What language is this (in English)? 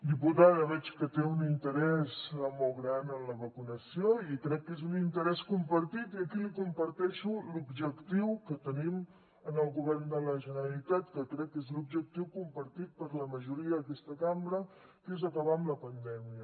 Catalan